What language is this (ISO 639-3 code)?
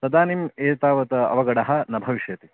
san